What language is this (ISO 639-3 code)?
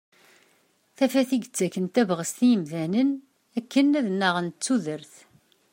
kab